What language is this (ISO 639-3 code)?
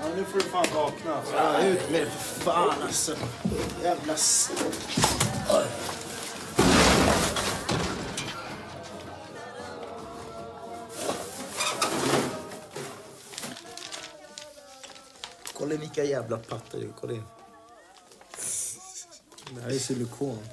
swe